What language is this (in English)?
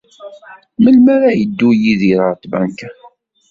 Kabyle